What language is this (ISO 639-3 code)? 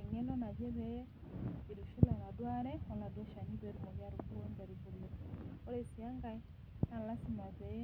mas